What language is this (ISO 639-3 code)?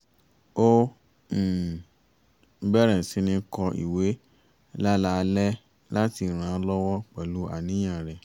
yor